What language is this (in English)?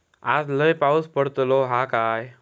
Marathi